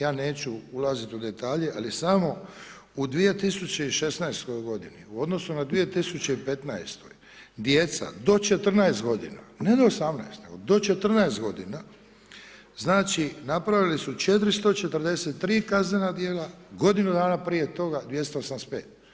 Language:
Croatian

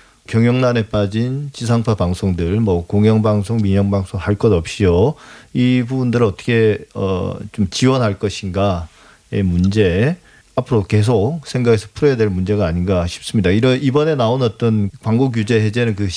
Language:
Korean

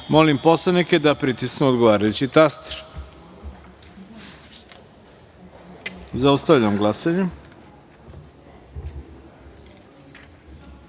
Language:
Serbian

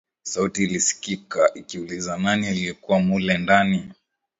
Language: Swahili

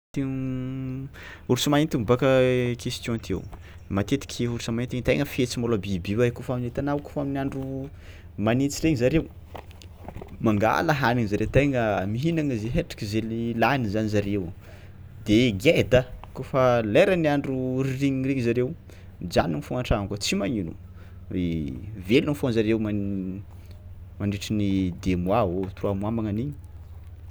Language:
Tsimihety Malagasy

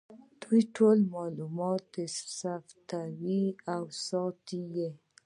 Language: Pashto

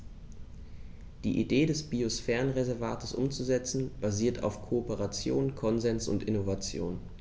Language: German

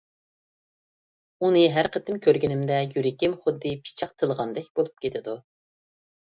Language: Uyghur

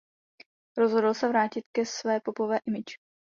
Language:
Czech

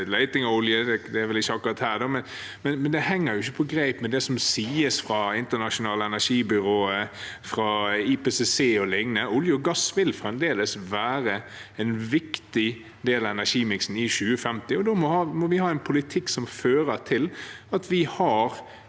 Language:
Norwegian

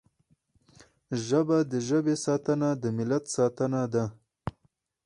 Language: Pashto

